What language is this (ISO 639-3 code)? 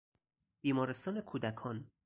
fas